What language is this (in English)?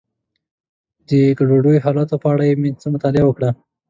Pashto